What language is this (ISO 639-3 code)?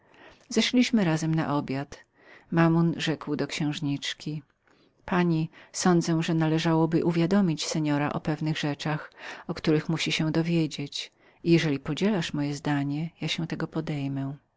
pol